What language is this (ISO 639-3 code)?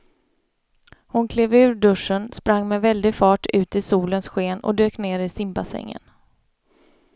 swe